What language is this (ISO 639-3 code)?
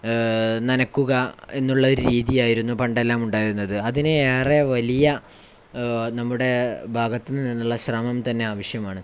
mal